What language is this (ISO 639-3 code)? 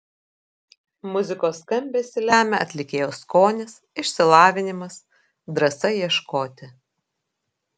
lit